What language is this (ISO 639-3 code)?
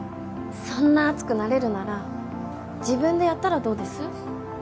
jpn